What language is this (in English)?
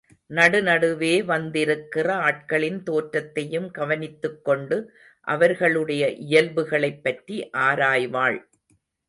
Tamil